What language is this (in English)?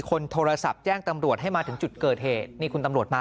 Thai